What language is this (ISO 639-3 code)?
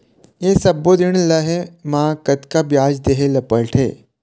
hne